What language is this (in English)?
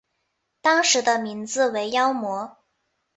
Chinese